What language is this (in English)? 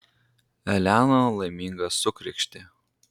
Lithuanian